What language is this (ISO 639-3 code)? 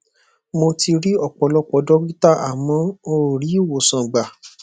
yor